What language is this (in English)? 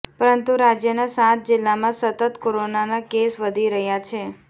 Gujarati